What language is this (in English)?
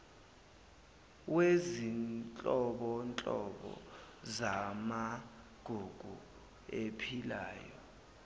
Zulu